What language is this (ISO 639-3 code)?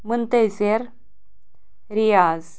kas